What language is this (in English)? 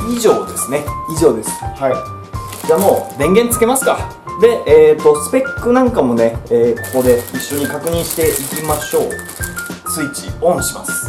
Japanese